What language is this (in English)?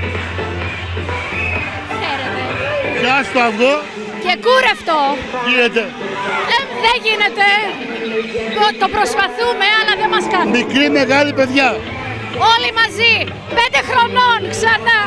Greek